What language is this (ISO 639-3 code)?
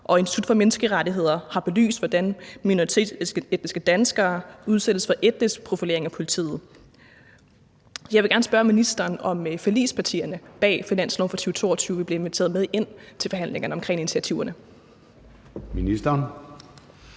dan